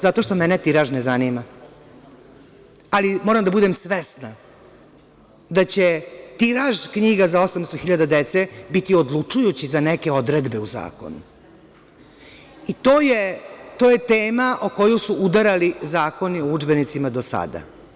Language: Serbian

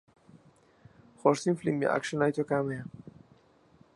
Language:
Central Kurdish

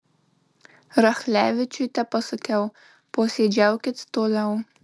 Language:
Lithuanian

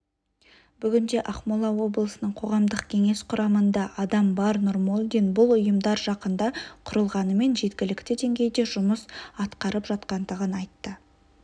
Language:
Kazakh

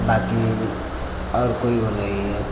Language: Hindi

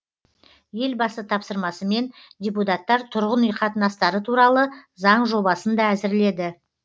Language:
Kazakh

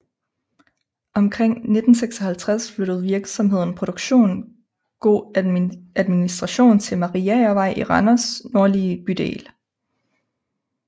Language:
Danish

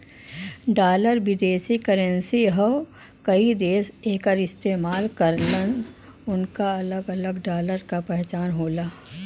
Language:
Bhojpuri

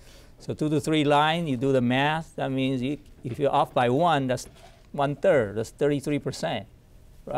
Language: English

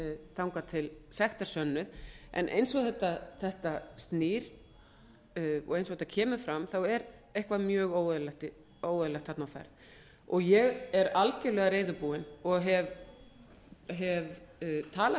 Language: Icelandic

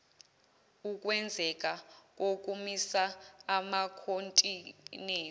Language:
Zulu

